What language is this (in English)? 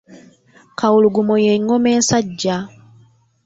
Ganda